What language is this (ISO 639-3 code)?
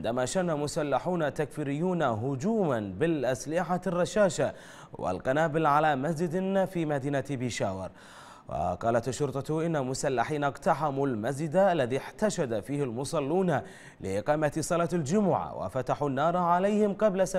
ara